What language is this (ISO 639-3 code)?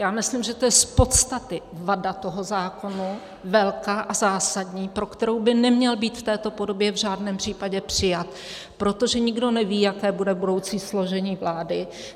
ces